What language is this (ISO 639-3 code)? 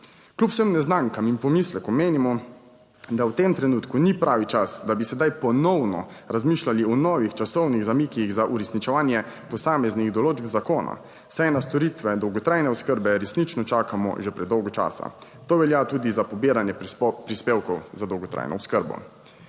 slv